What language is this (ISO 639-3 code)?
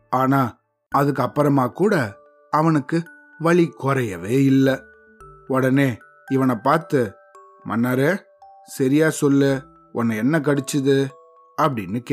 tam